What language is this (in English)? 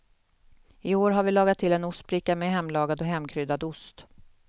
Swedish